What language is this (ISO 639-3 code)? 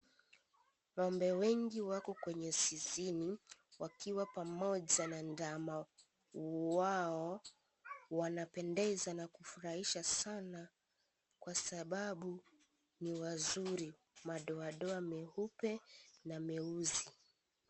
swa